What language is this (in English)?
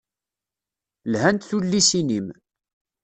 Kabyle